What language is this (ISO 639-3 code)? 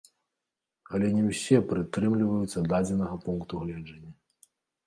bel